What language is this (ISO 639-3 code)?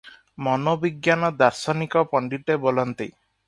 ori